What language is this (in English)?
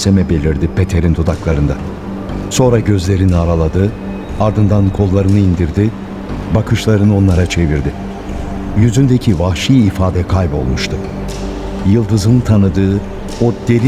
Turkish